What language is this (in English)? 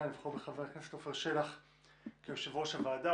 Hebrew